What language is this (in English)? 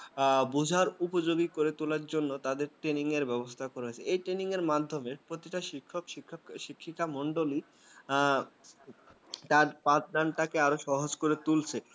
Bangla